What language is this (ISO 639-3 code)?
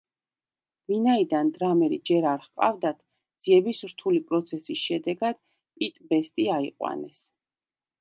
kat